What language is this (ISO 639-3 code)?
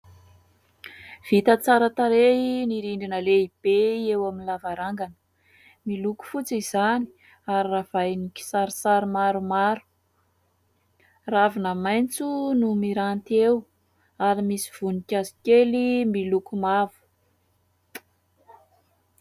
mlg